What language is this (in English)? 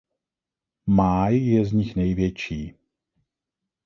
Czech